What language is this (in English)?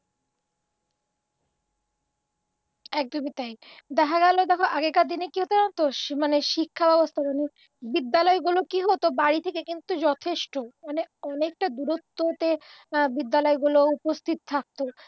Bangla